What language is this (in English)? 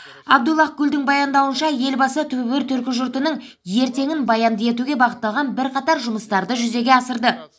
Kazakh